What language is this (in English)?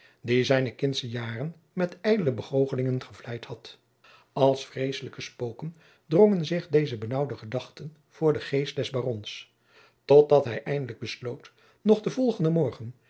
Dutch